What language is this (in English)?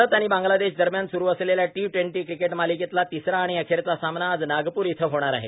Marathi